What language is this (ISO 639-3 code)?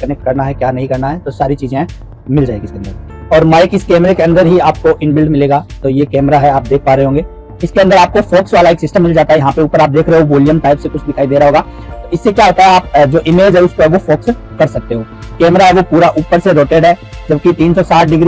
hin